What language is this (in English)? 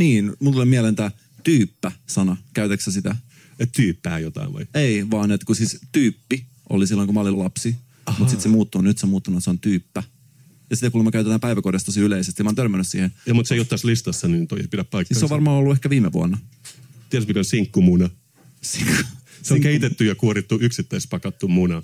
Finnish